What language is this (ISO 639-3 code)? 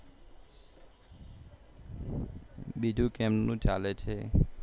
guj